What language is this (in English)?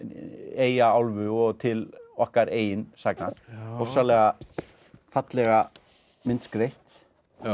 Icelandic